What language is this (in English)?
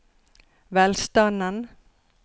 Norwegian